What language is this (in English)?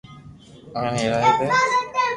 Loarki